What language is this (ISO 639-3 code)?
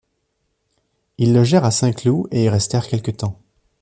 fra